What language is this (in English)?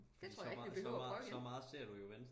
Danish